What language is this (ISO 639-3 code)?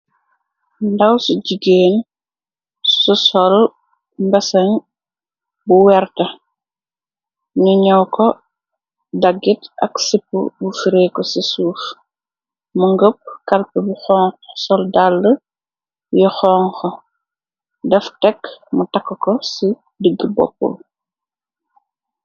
wol